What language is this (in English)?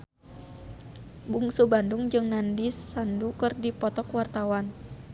Sundanese